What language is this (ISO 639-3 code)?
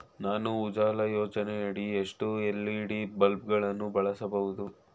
kan